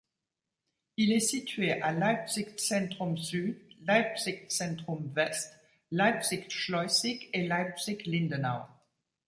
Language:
French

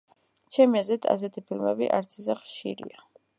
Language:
Georgian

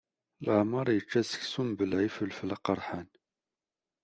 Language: Kabyle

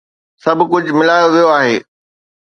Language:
Sindhi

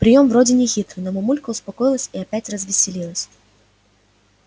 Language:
Russian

